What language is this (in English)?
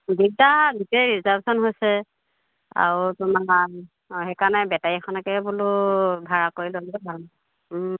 Assamese